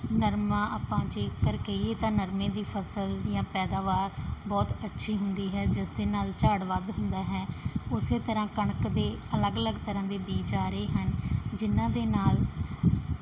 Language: Punjabi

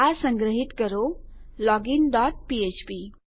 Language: Gujarati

